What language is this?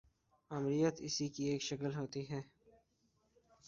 Urdu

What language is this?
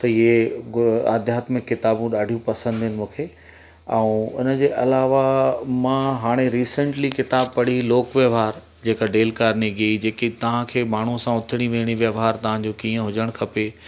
Sindhi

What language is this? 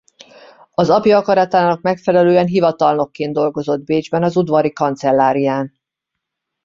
Hungarian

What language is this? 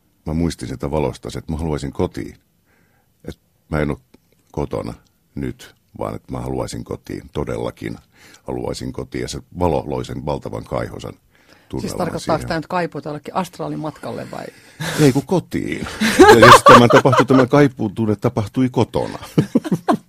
Finnish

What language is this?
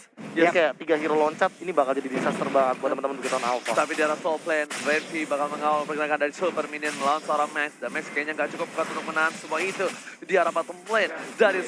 Indonesian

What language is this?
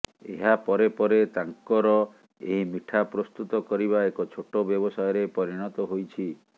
Odia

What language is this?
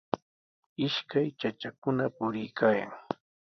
Sihuas Ancash Quechua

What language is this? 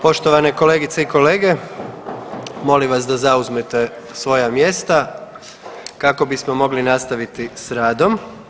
Croatian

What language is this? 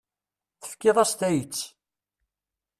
Kabyle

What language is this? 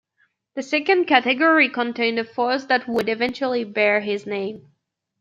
English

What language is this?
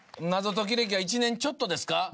Japanese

